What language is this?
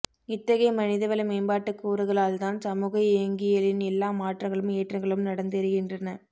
Tamil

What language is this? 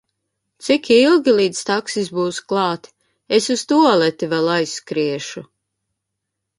Latvian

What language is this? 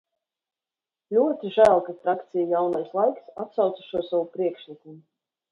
Latvian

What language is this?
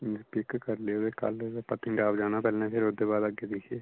Dogri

